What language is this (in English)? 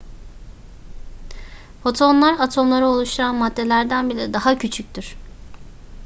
Turkish